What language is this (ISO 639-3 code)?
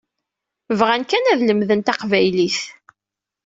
kab